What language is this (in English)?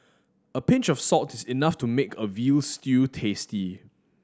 English